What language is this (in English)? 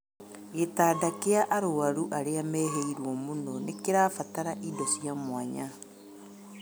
Kikuyu